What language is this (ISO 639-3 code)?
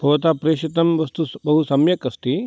san